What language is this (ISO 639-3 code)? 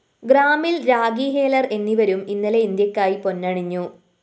mal